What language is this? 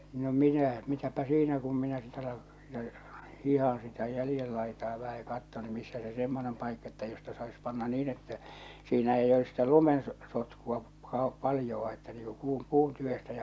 Finnish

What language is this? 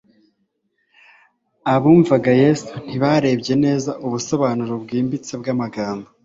Kinyarwanda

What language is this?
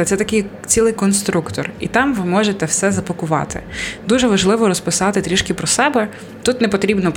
Ukrainian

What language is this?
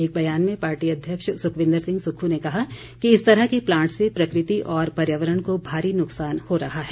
Hindi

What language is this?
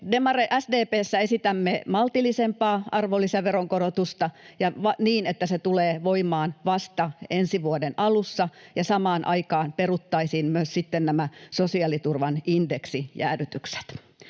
Finnish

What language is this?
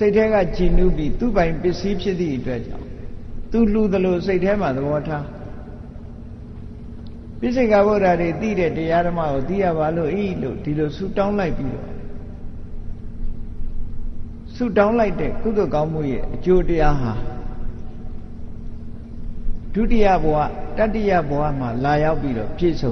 Vietnamese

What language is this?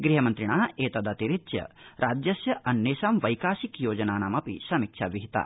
Sanskrit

